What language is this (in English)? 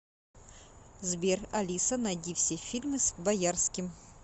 Russian